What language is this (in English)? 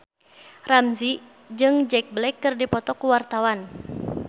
Sundanese